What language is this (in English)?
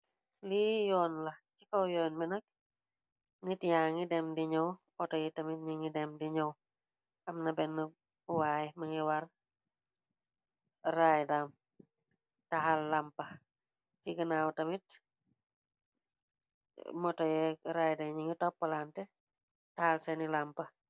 Wolof